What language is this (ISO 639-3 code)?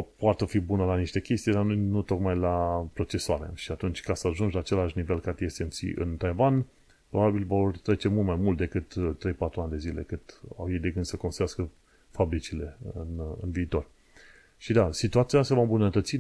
ron